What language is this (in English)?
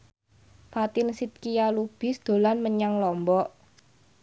Javanese